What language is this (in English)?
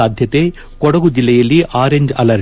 Kannada